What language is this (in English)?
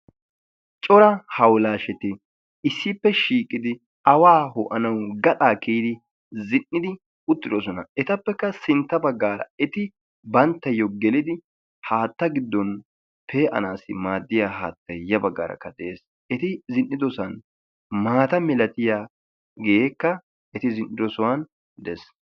Wolaytta